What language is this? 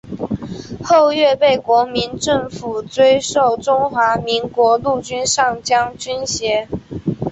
Chinese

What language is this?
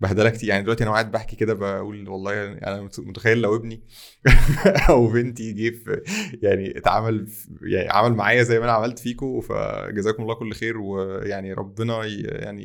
Arabic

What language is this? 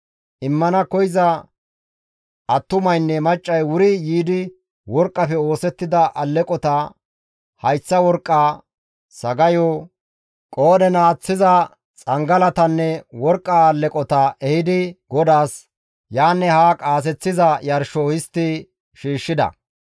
Gamo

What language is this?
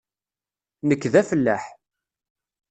Kabyle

